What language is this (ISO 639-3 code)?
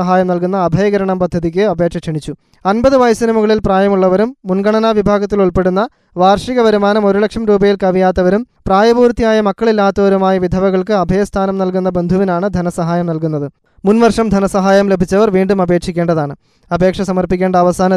mal